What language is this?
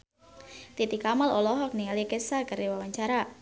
Sundanese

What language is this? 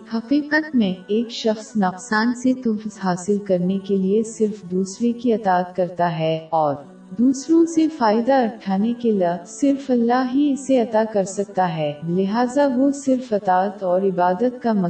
Urdu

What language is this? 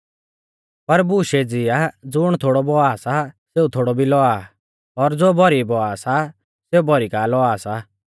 Mahasu Pahari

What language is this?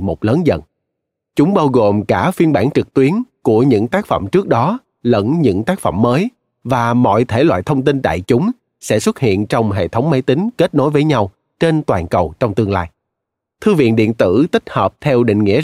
Vietnamese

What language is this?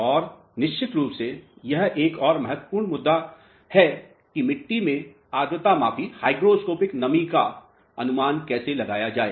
Hindi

